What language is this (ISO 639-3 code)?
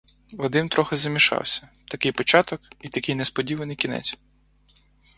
ukr